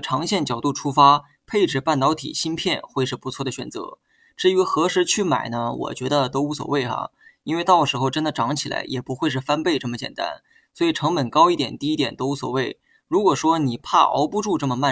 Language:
Chinese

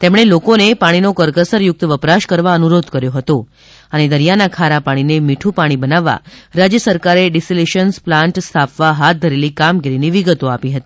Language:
Gujarati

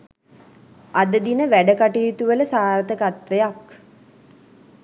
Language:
Sinhala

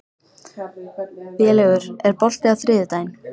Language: Icelandic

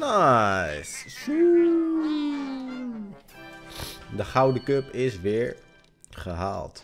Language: Dutch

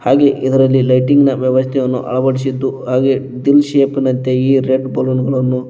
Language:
Kannada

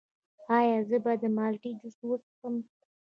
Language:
Pashto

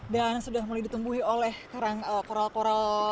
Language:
Indonesian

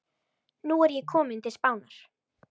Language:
Icelandic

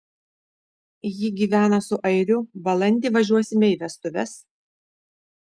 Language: Lithuanian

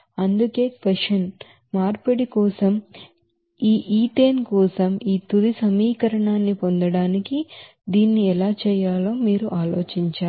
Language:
Telugu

